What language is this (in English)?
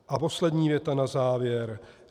Czech